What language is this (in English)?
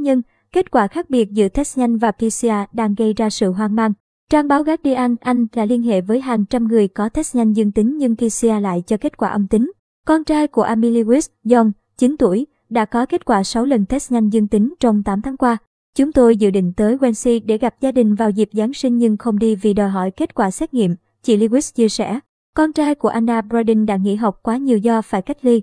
Vietnamese